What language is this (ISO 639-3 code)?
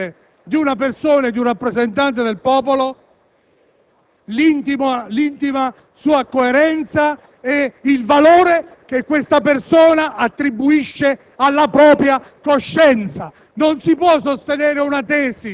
ita